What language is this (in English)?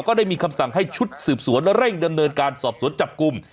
Thai